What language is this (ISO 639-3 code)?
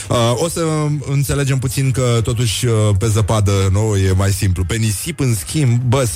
ron